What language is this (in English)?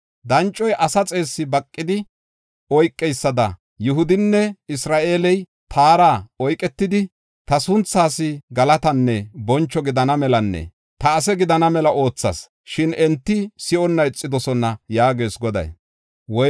Gofa